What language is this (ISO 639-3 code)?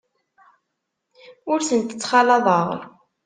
kab